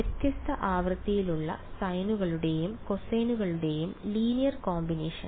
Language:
Malayalam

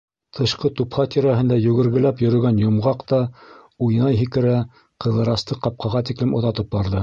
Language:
Bashkir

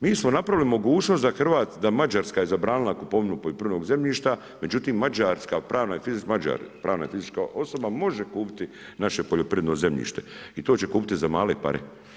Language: Croatian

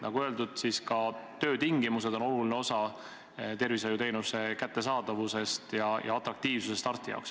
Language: Estonian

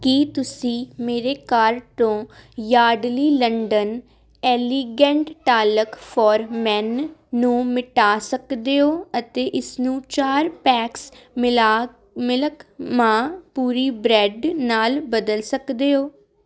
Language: Punjabi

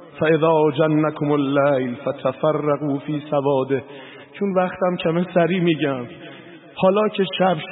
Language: Persian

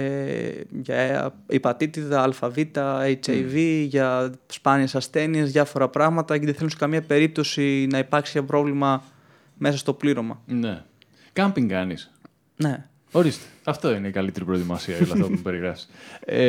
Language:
Greek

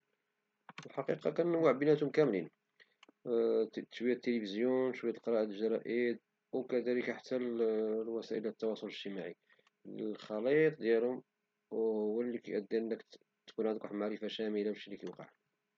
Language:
Moroccan Arabic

